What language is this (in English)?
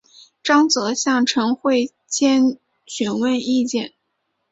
Chinese